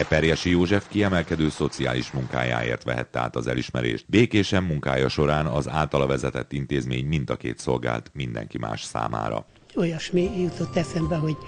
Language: Hungarian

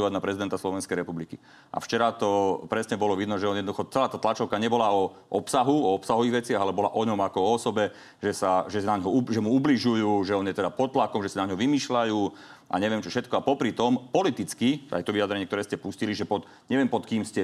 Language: Slovak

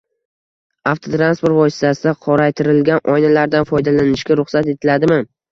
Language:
Uzbek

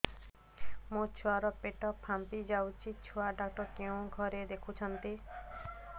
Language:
Odia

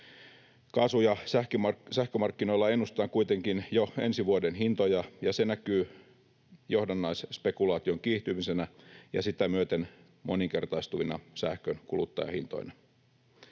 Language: Finnish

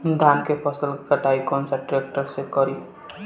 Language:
Bhojpuri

